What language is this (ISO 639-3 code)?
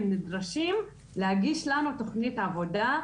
heb